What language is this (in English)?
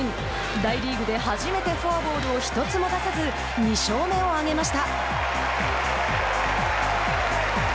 Japanese